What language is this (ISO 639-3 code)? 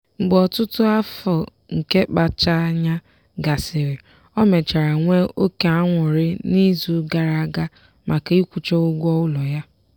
ibo